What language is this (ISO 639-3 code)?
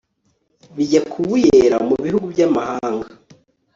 kin